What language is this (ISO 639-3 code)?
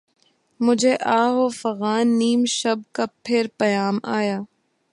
urd